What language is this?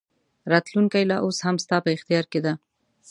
Pashto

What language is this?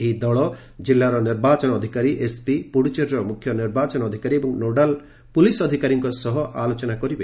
Odia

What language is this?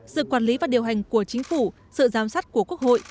Vietnamese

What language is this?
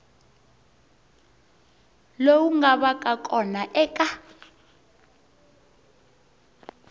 Tsonga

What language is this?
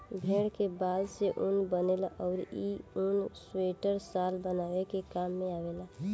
Bhojpuri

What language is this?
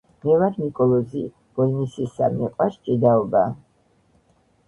Georgian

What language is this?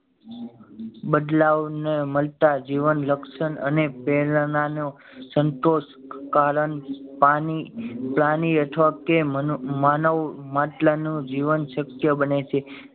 Gujarati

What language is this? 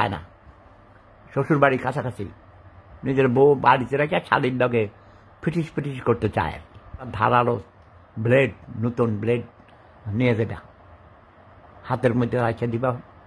Italian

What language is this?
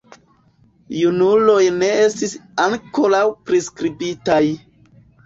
Esperanto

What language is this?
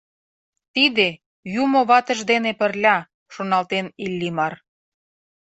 Mari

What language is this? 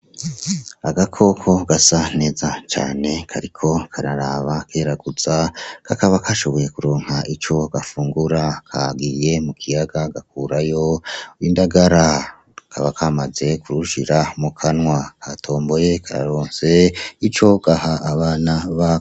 Rundi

